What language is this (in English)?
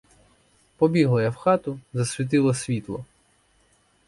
Ukrainian